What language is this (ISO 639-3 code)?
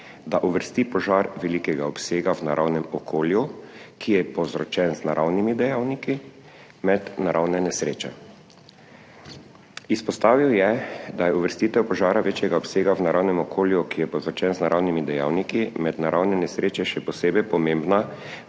slv